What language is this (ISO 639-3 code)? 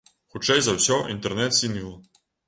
bel